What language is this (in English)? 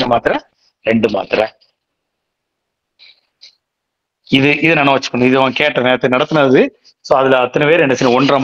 Tamil